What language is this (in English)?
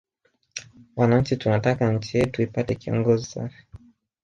Swahili